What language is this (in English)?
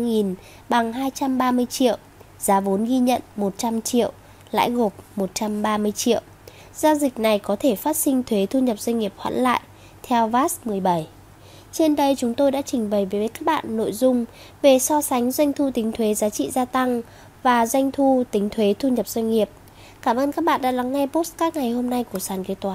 Vietnamese